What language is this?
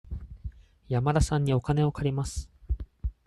Japanese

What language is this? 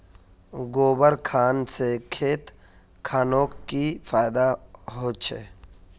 Magahi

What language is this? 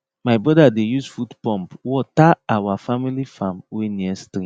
Nigerian Pidgin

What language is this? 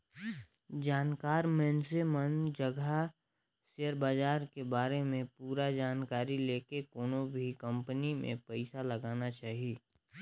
Chhattisgarhi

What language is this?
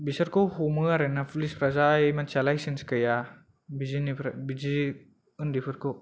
Bodo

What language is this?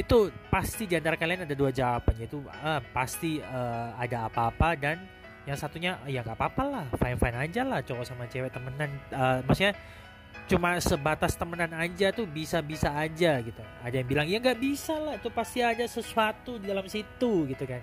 Indonesian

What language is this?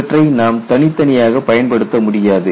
Tamil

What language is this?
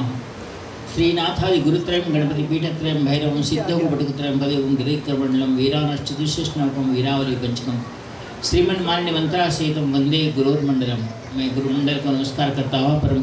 Hindi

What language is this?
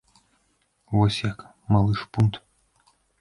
Belarusian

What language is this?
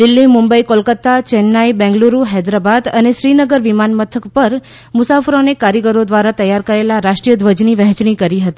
Gujarati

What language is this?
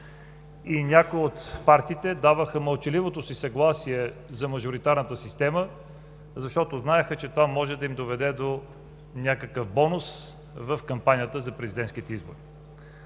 Bulgarian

